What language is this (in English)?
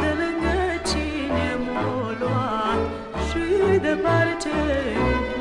Romanian